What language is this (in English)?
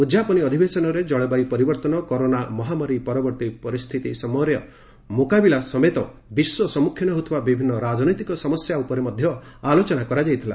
Odia